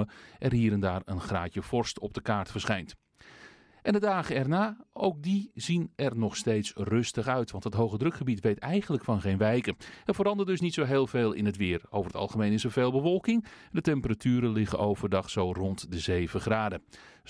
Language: Dutch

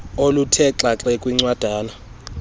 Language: Xhosa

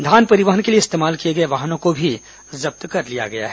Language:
Hindi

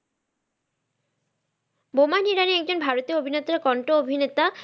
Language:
Bangla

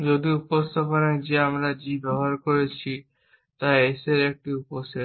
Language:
Bangla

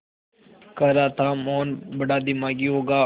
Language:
Hindi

